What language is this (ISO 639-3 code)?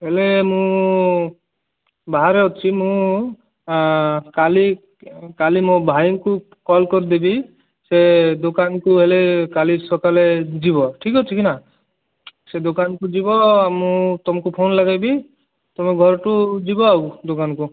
ori